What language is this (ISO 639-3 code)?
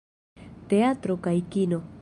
epo